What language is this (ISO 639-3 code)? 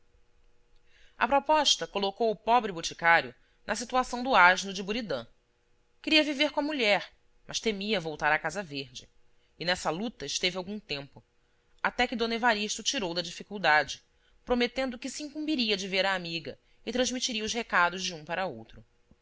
por